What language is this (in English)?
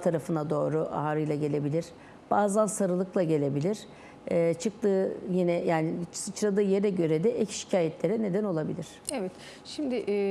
Turkish